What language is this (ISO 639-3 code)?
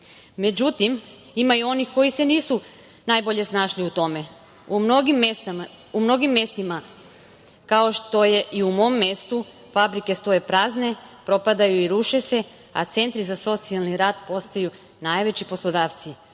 srp